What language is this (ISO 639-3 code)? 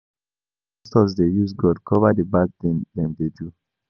pcm